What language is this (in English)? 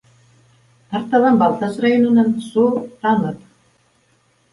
Bashkir